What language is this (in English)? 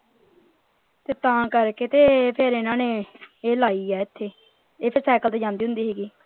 Punjabi